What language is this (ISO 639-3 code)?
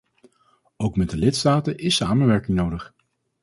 nld